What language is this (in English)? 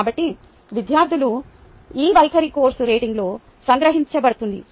Telugu